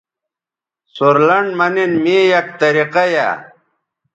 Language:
Bateri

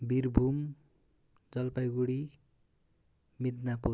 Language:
Nepali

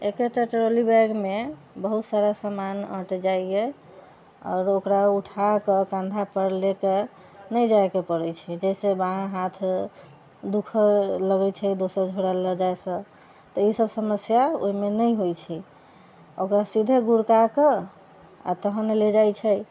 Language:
Maithili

